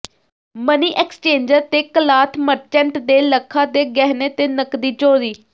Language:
Punjabi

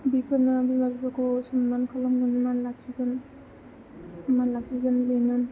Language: Bodo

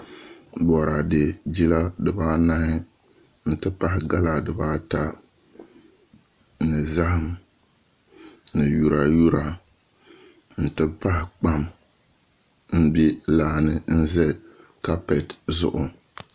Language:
Dagbani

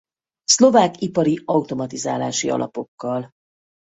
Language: Hungarian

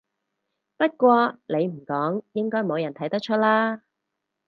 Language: Cantonese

